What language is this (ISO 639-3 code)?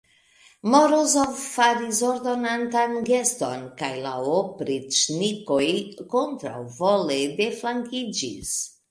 epo